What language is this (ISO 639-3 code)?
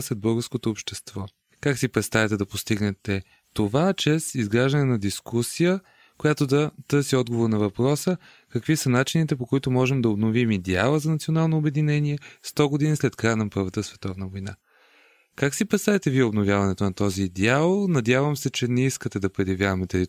bul